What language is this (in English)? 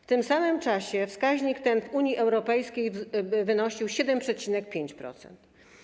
Polish